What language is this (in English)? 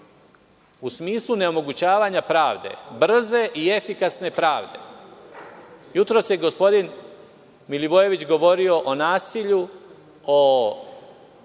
Serbian